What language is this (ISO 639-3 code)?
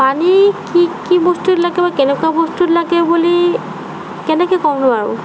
asm